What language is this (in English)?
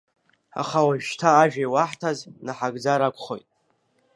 Abkhazian